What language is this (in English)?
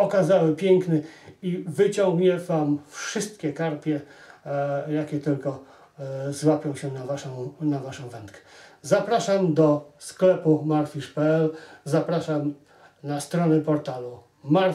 Polish